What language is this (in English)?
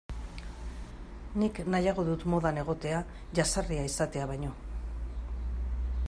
Basque